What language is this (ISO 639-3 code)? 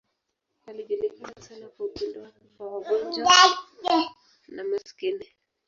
swa